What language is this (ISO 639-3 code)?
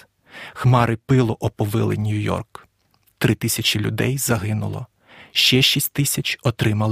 ukr